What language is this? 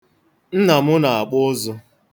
Igbo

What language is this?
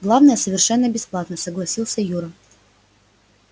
Russian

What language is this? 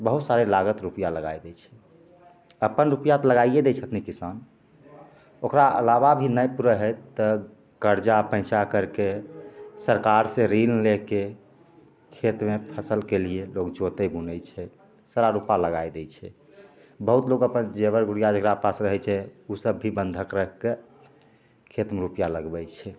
Maithili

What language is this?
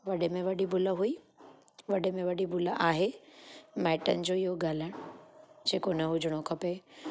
Sindhi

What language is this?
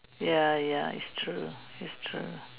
English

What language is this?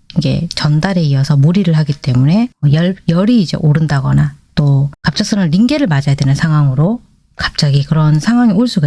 Korean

